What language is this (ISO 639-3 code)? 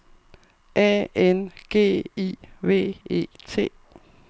dan